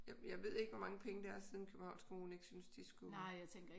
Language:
Danish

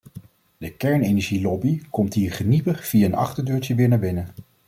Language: Dutch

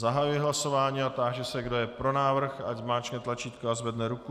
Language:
Czech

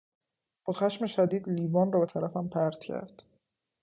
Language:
Persian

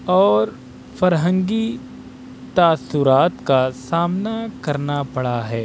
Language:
Urdu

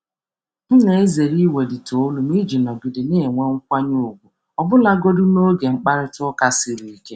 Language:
Igbo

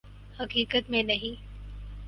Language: Urdu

